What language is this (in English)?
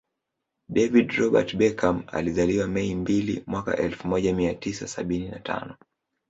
Swahili